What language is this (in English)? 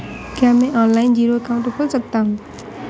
Hindi